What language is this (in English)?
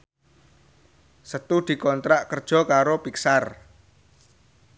Javanese